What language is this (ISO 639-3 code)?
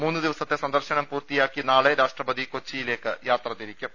mal